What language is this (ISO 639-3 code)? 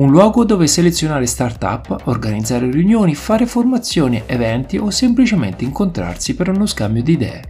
ita